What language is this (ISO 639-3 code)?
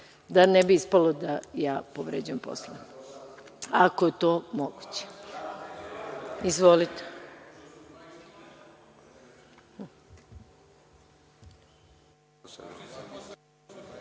srp